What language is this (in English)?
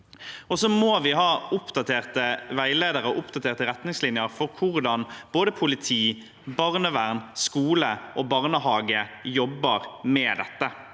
Norwegian